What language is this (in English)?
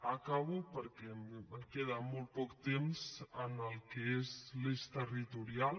Catalan